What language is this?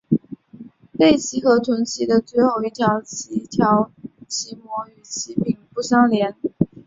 Chinese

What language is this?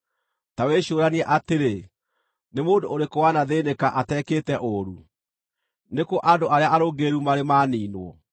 Kikuyu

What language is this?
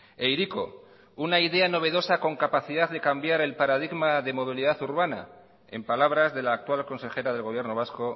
Spanish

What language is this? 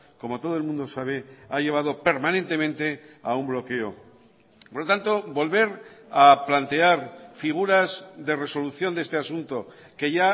Spanish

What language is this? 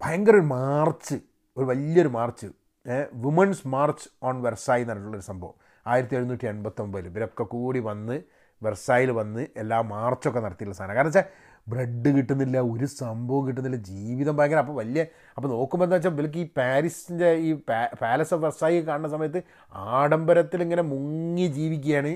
Malayalam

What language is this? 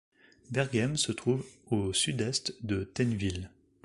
French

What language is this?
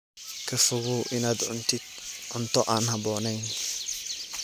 Somali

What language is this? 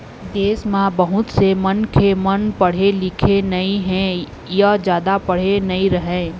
Chhattisgarhi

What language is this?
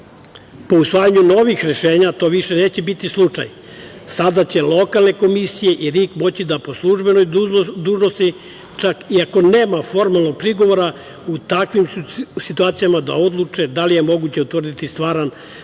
Serbian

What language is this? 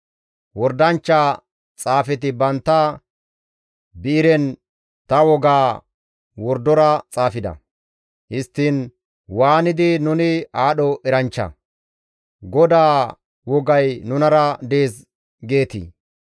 Gamo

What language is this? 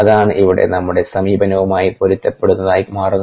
Malayalam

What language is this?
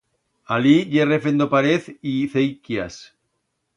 Aragonese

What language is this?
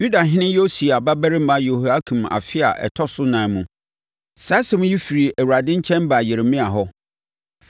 Akan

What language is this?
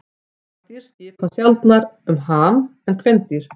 Icelandic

